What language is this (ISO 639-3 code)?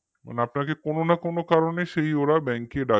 ben